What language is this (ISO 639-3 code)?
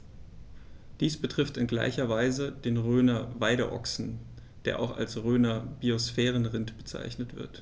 deu